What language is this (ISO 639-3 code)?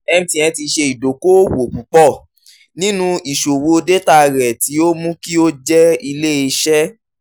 yor